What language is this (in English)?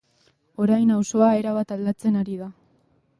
Basque